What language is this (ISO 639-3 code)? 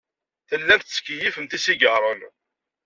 kab